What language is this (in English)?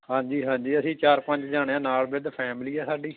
Punjabi